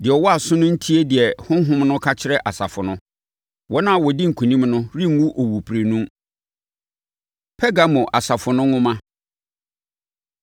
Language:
Akan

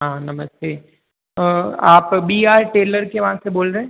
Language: Hindi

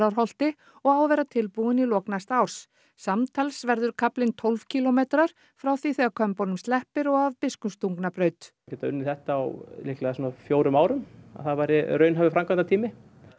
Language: Icelandic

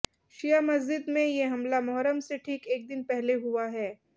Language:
Hindi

